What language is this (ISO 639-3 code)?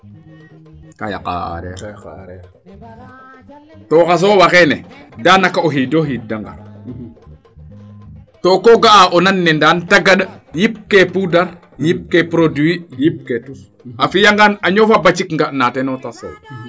srr